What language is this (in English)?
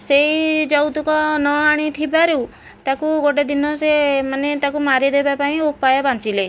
Odia